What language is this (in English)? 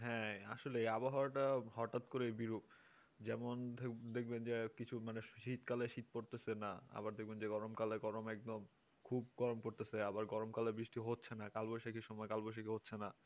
Bangla